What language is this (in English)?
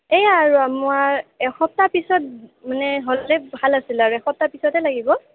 Assamese